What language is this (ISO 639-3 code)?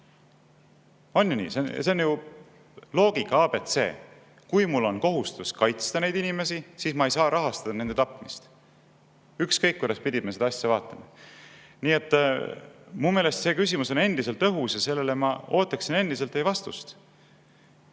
est